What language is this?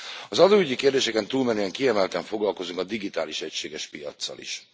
Hungarian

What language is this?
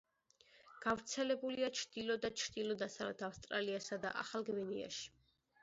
Georgian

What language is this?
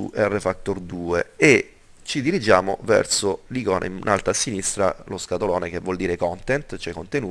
Italian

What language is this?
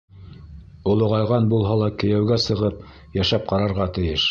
Bashkir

